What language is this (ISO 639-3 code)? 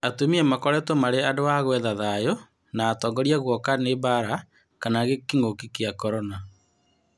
kik